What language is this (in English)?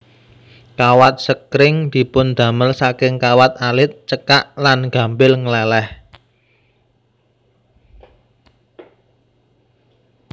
Javanese